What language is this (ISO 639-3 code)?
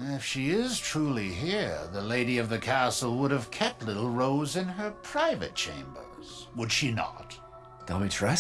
pol